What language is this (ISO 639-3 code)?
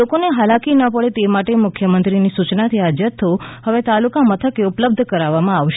guj